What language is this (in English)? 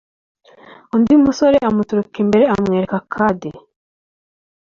Kinyarwanda